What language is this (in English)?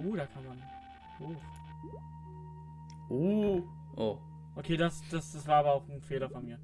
German